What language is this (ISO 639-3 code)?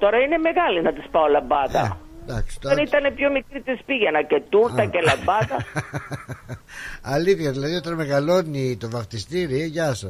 ell